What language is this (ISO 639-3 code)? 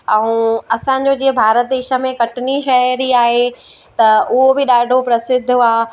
snd